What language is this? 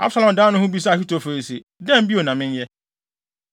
Akan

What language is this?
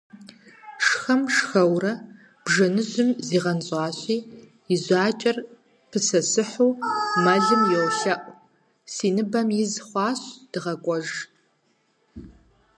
Kabardian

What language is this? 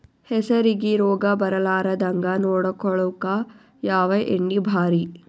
Kannada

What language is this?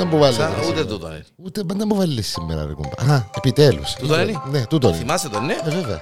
Greek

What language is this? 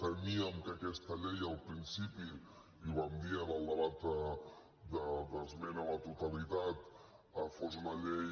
Catalan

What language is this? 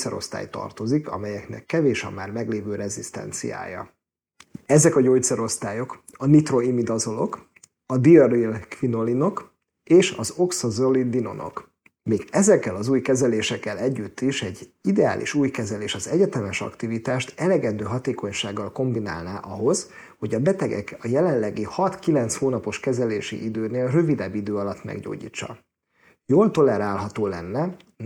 Hungarian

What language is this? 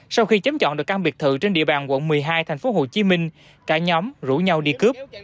Vietnamese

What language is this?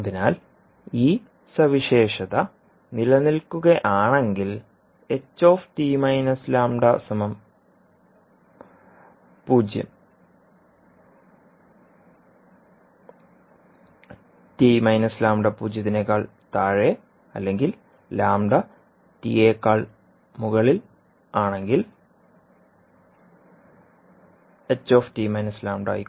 Malayalam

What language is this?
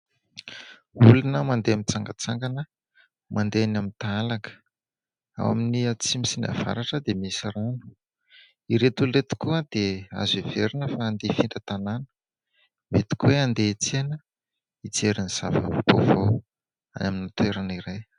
Malagasy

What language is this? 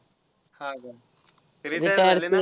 Marathi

